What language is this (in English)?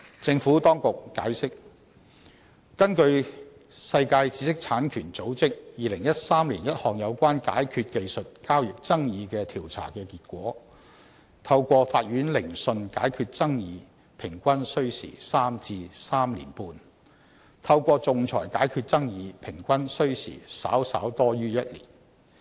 Cantonese